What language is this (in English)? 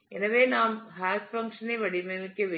Tamil